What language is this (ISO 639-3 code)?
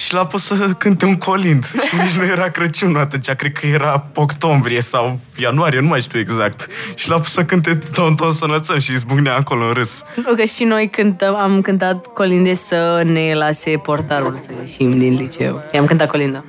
ron